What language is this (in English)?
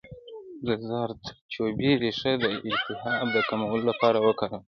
Pashto